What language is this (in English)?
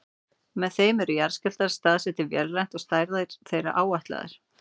Icelandic